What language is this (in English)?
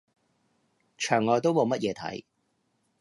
Cantonese